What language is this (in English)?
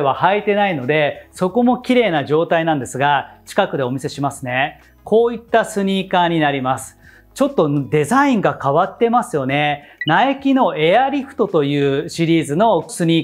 Japanese